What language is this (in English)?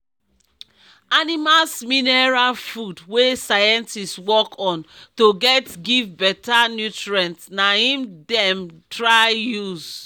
Nigerian Pidgin